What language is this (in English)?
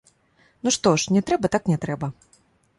Belarusian